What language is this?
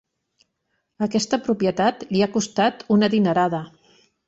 Catalan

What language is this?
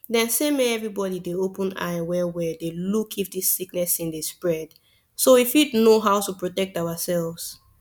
Nigerian Pidgin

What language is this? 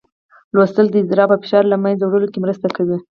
Pashto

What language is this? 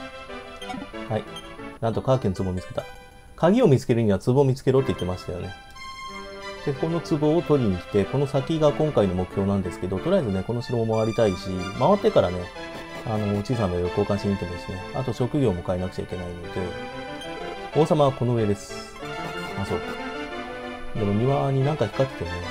Japanese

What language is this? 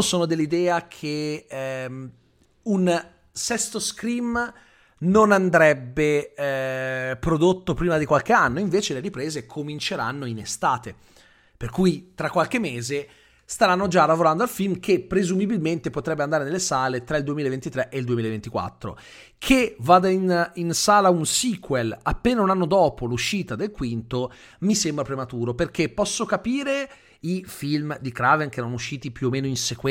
Italian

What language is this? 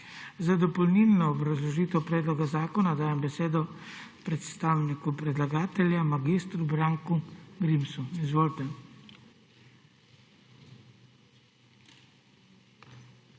Slovenian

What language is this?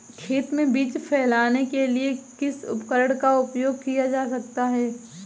Hindi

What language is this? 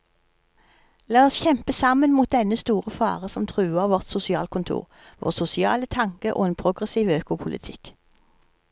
Norwegian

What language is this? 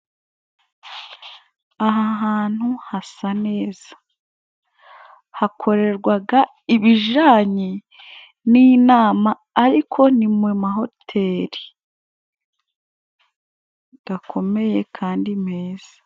Kinyarwanda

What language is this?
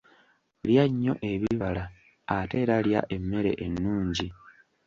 Ganda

